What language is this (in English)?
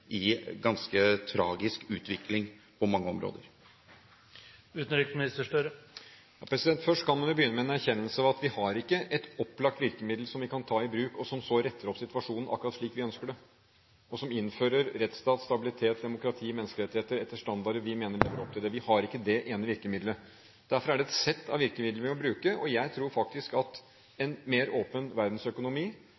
Norwegian Bokmål